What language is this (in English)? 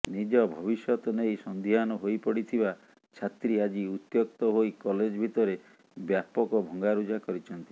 Odia